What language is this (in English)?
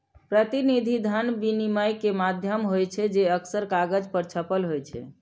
Maithili